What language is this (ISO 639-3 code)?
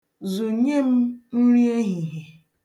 ibo